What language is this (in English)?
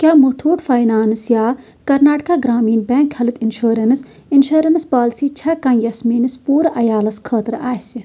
Kashmiri